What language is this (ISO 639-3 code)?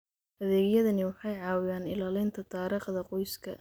som